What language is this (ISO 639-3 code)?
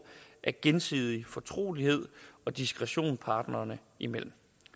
dan